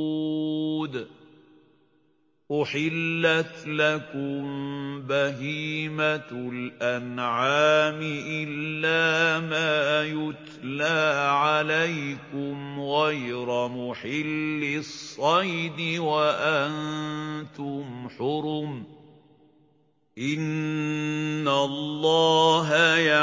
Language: Arabic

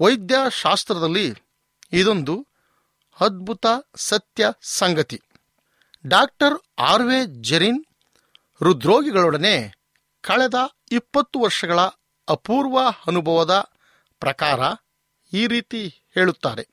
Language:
Kannada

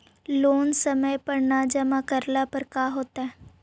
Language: Magahi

